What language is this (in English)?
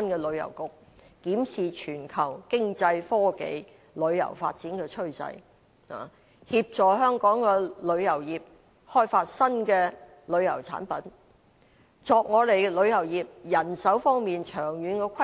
Cantonese